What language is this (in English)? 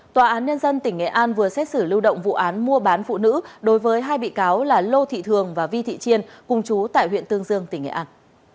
Vietnamese